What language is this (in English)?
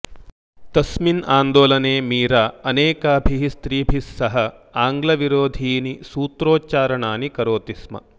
Sanskrit